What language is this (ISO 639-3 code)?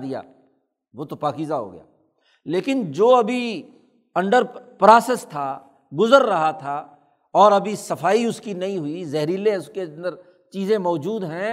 urd